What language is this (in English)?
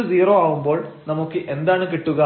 Malayalam